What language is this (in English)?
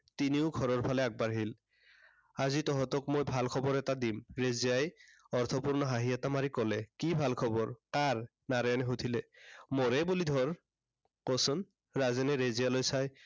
Assamese